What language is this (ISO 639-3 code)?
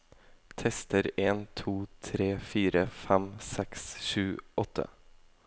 nor